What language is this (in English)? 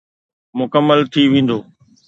Sindhi